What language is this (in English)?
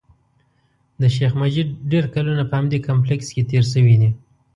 Pashto